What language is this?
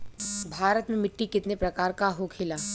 Bhojpuri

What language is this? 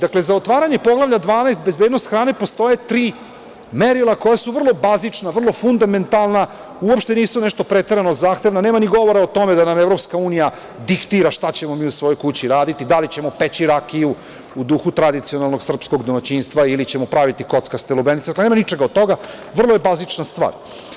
Serbian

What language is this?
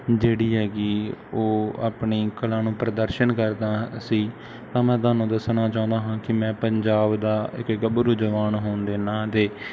Punjabi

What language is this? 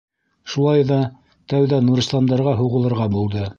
Bashkir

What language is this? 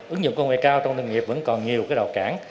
Vietnamese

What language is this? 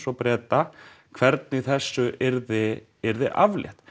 Icelandic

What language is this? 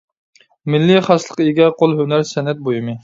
Uyghur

